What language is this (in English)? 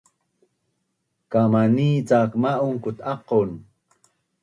Bunun